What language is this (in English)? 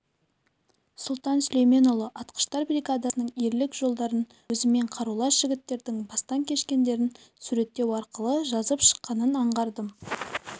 Kazakh